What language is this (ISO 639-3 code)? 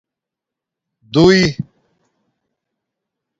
dmk